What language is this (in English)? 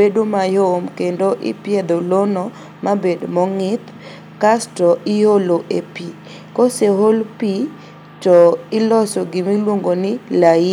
Luo (Kenya and Tanzania)